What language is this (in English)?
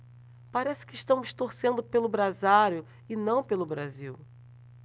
Portuguese